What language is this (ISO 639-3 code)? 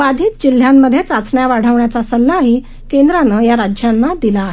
mar